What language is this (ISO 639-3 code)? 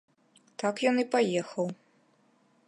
bel